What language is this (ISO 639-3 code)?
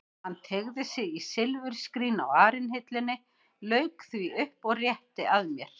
isl